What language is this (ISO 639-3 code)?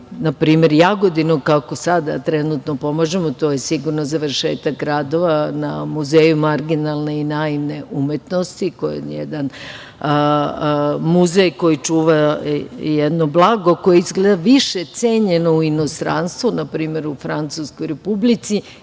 srp